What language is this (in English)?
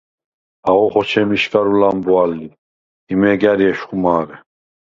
Svan